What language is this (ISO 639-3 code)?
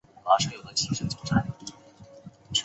zho